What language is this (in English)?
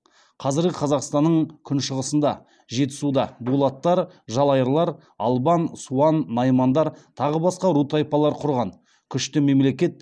Kazakh